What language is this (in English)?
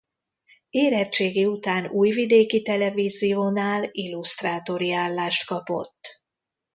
Hungarian